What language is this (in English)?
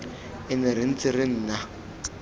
Tswana